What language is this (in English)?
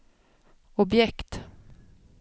Swedish